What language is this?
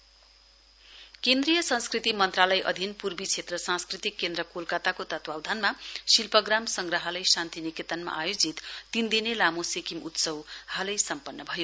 Nepali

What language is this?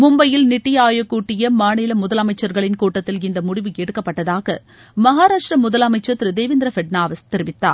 Tamil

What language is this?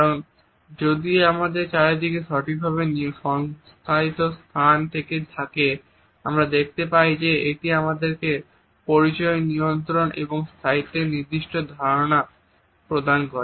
Bangla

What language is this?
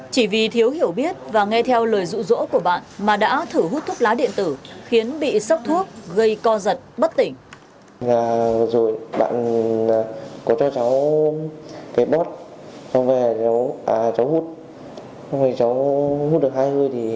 Vietnamese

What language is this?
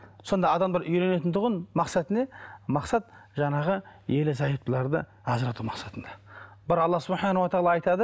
Kazakh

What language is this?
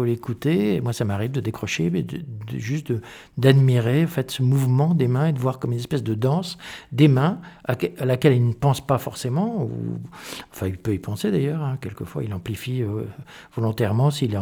French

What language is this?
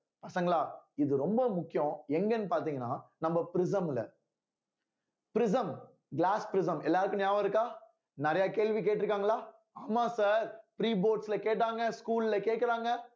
Tamil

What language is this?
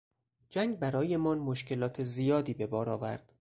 Persian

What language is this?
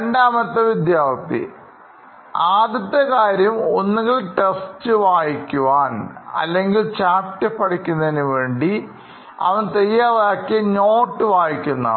Malayalam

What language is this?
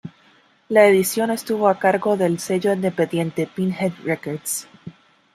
Spanish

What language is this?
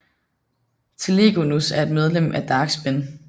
Danish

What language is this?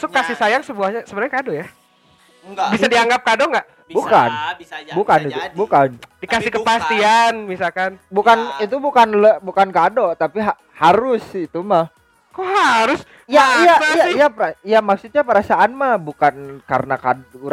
Indonesian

